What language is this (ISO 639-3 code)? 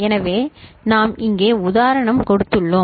tam